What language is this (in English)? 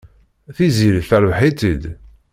Kabyle